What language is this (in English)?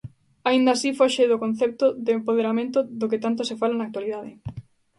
Galician